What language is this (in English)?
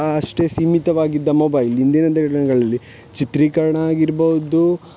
Kannada